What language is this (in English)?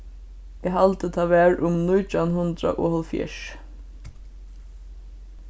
Faroese